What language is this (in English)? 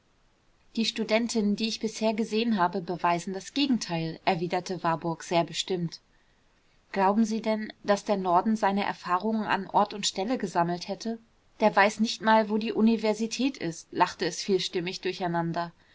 German